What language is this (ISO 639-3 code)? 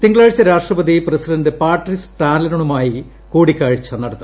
mal